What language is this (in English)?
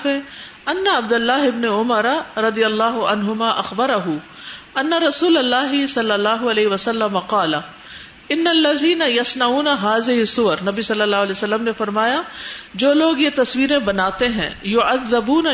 Urdu